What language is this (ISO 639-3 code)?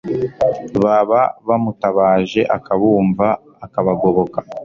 kin